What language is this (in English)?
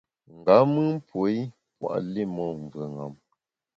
Bamun